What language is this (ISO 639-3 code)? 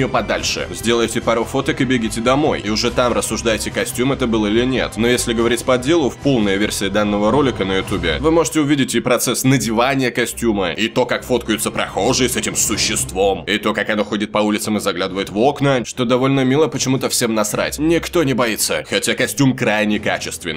rus